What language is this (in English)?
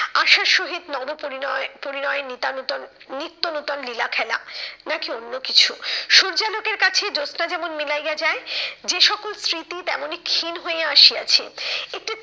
Bangla